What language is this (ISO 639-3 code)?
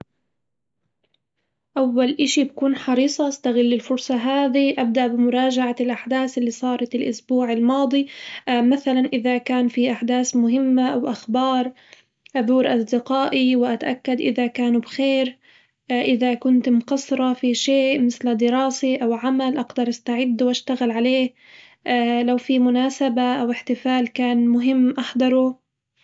acw